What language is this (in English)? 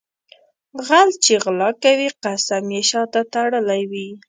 Pashto